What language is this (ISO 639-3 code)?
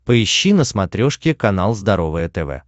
rus